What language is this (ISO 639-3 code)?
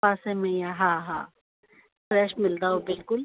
snd